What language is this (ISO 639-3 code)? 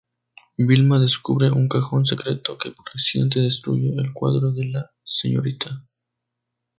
spa